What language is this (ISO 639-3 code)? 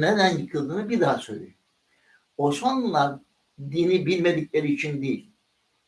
tur